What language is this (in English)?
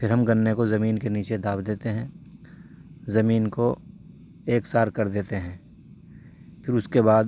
Urdu